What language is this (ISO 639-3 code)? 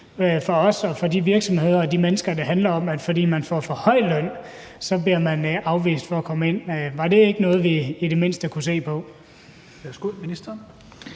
dan